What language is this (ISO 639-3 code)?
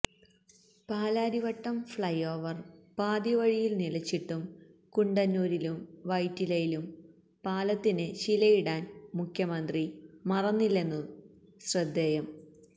mal